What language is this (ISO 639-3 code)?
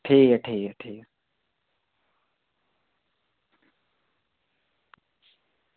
doi